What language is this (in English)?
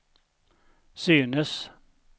Swedish